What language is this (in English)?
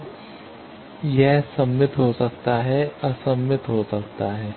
Hindi